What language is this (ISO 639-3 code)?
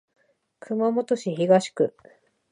jpn